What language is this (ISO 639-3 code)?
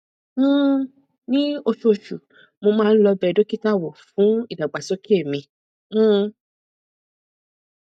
yor